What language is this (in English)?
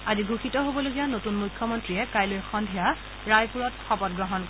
Assamese